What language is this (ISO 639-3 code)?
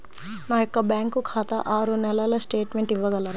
tel